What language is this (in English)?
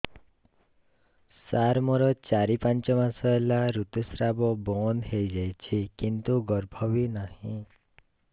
Odia